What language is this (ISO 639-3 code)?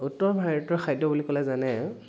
asm